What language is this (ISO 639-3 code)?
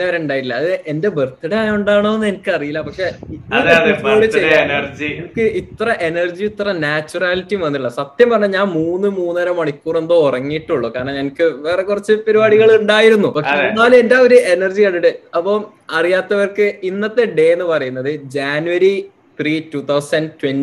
mal